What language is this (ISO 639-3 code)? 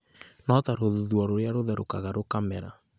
kik